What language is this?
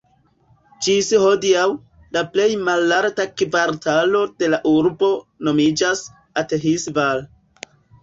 Esperanto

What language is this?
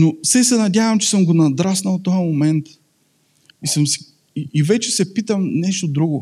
Bulgarian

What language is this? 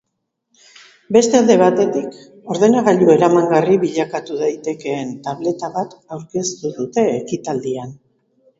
Basque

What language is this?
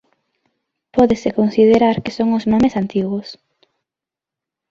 Galician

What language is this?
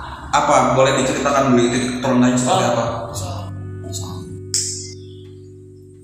Indonesian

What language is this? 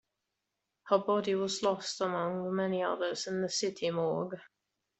English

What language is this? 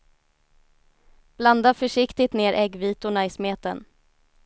Swedish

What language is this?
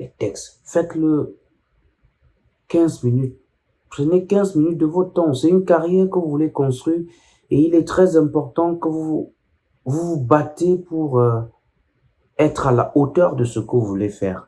French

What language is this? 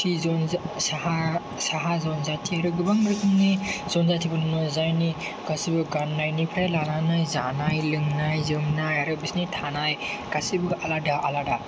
Bodo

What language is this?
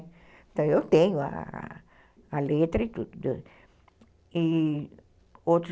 Portuguese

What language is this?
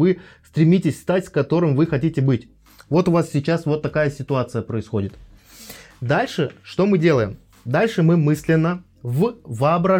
Russian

